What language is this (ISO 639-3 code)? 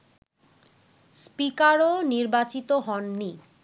ben